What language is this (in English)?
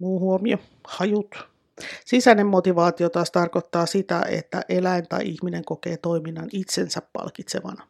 Finnish